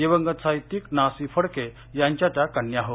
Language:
Marathi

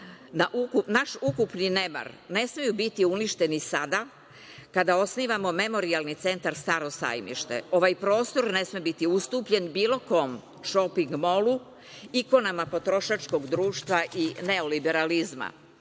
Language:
Serbian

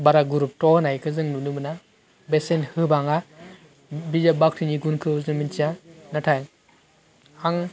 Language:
Bodo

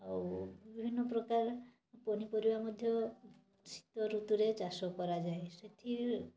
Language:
Odia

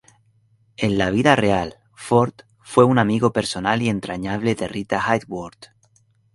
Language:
Spanish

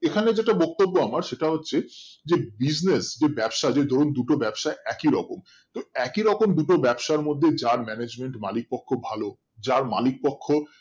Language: Bangla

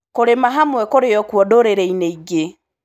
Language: Kikuyu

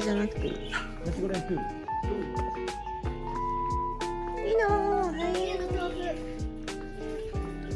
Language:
Japanese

